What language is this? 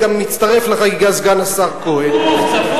Hebrew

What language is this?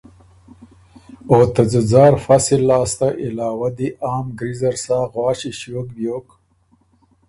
Ormuri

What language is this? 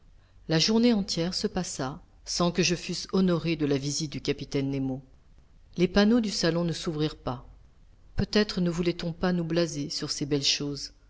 French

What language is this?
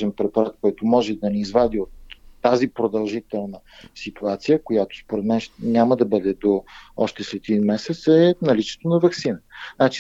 Bulgarian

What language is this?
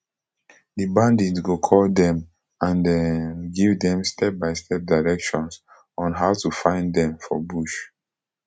Nigerian Pidgin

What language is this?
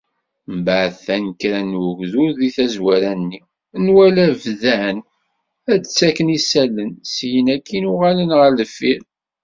Kabyle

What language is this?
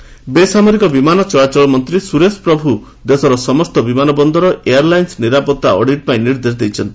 Odia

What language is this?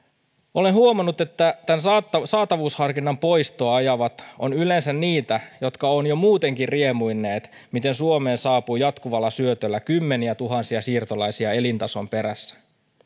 Finnish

